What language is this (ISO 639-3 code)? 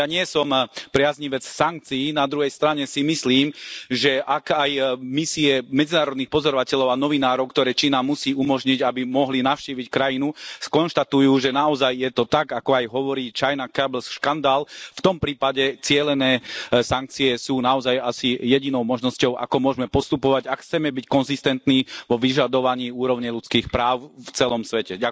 slk